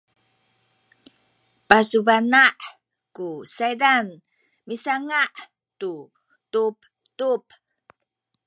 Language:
Sakizaya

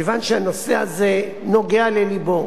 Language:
Hebrew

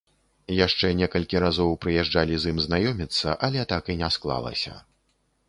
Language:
Belarusian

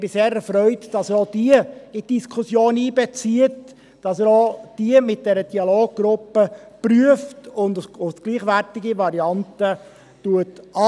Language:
Swiss German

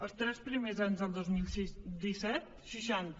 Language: Catalan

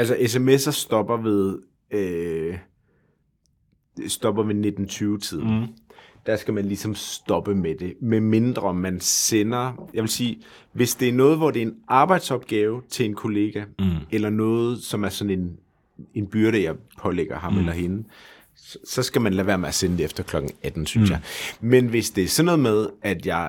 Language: Danish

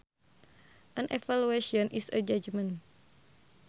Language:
Sundanese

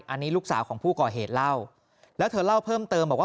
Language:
Thai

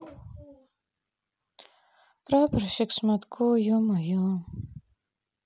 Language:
Russian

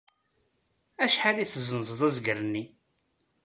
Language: Kabyle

